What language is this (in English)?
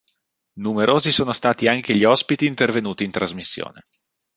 Italian